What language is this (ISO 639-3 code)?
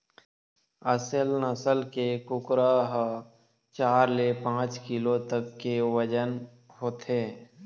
hne